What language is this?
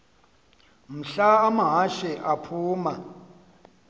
Xhosa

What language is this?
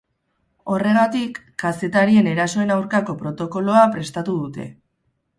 Basque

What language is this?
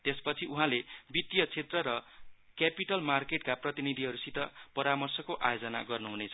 Nepali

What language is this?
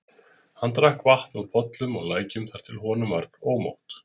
Icelandic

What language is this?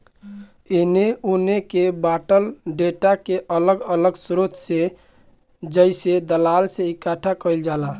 Bhojpuri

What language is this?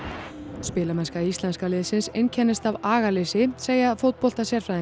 Icelandic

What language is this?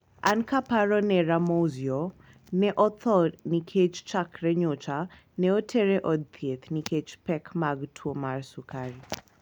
Luo (Kenya and Tanzania)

